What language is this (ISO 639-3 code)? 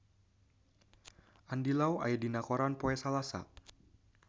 sun